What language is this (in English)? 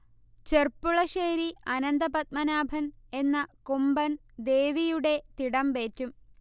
Malayalam